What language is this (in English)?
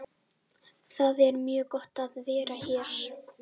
Icelandic